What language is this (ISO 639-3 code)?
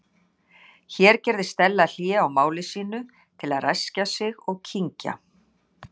isl